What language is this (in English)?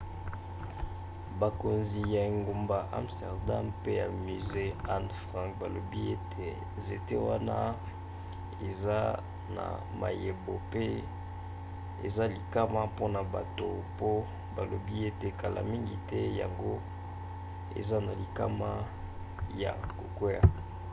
Lingala